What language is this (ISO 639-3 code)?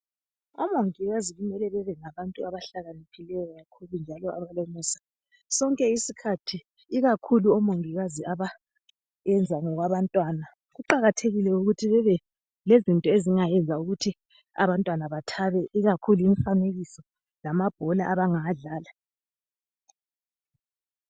nde